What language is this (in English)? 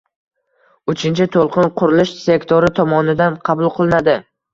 Uzbek